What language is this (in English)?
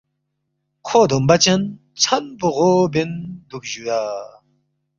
Balti